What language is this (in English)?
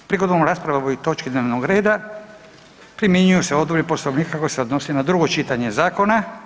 Croatian